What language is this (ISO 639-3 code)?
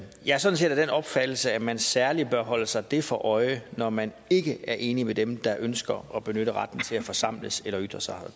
dan